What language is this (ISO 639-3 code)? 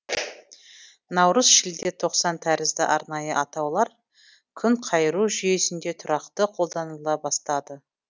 kaz